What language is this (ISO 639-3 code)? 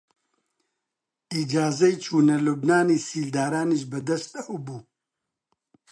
ckb